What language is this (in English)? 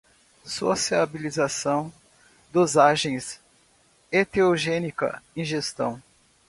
Portuguese